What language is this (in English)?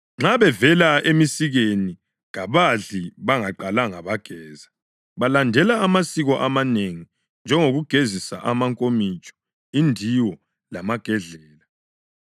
North Ndebele